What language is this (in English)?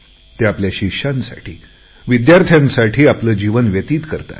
Marathi